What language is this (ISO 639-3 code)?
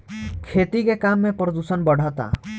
bho